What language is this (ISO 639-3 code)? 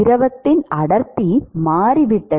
tam